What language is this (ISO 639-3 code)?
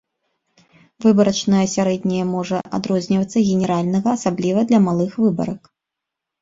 bel